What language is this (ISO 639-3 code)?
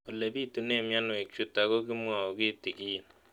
kln